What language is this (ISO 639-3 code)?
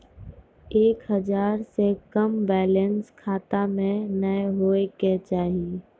mai